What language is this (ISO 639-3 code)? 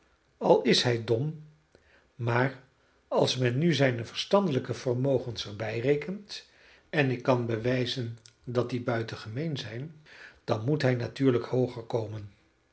nld